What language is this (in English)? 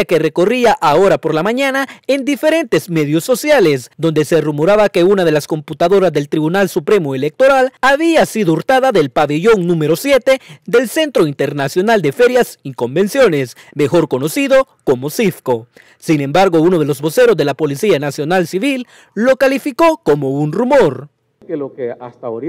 Spanish